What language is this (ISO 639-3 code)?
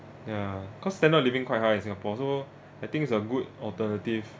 eng